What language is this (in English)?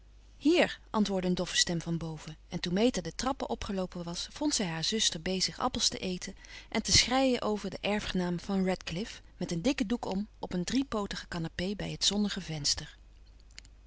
Dutch